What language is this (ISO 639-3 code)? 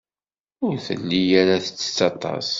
kab